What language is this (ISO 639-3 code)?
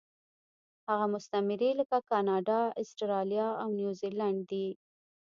pus